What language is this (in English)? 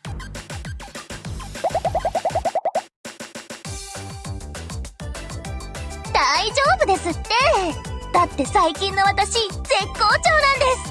Japanese